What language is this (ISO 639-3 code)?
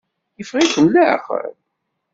kab